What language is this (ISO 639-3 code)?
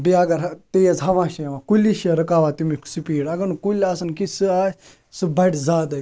kas